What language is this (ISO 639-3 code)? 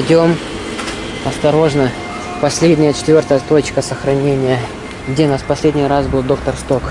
rus